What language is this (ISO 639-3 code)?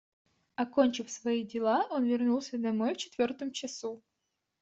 rus